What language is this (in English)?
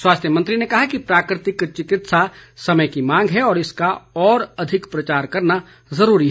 Hindi